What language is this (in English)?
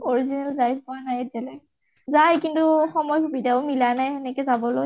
Assamese